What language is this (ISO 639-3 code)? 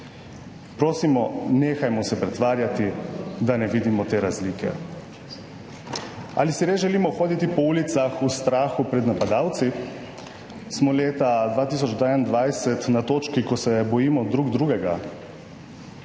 slv